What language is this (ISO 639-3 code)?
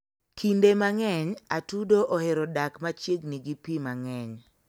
luo